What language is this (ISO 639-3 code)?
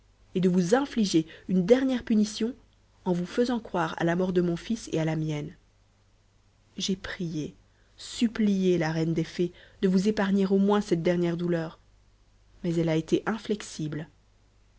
fra